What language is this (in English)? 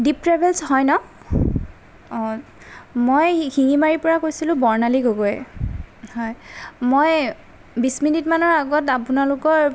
Assamese